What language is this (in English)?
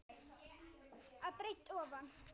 Icelandic